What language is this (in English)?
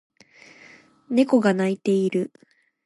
Japanese